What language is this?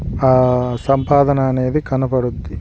Telugu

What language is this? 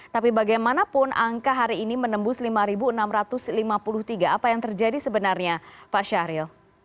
Indonesian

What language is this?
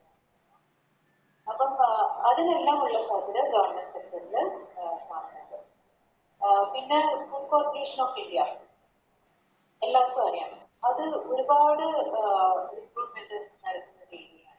Malayalam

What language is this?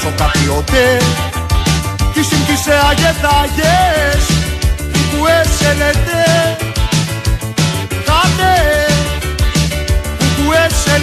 Greek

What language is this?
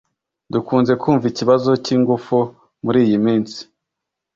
Kinyarwanda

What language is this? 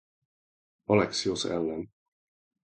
Hungarian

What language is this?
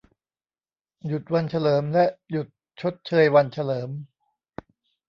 Thai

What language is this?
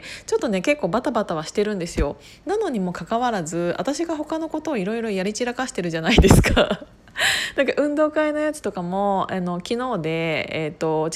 Japanese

